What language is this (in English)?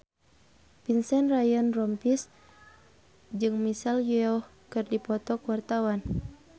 Sundanese